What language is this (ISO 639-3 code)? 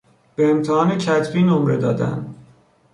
fas